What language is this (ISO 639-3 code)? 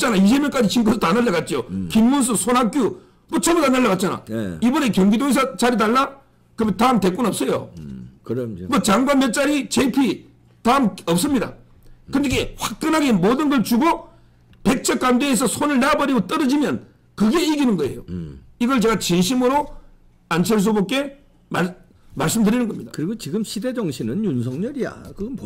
kor